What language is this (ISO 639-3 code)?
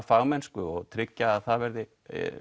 isl